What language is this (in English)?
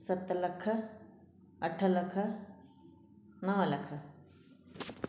Sindhi